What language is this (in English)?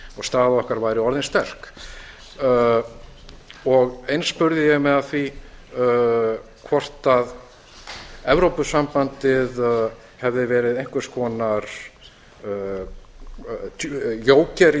Icelandic